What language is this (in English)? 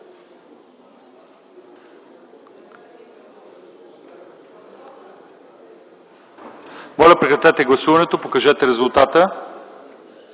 Bulgarian